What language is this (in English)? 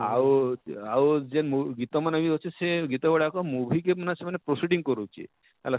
Odia